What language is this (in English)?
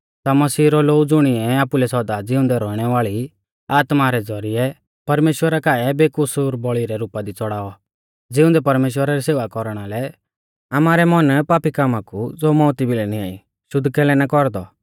Mahasu Pahari